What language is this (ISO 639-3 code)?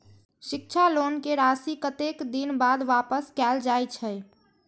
mai